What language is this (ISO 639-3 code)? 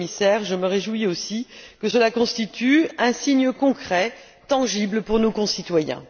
fra